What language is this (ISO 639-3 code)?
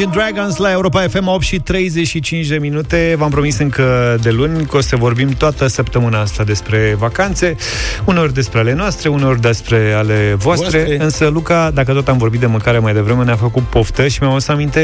ron